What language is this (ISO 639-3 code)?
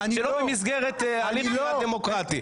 heb